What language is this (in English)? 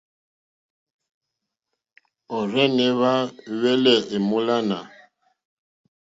Mokpwe